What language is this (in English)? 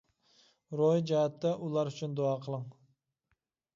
Uyghur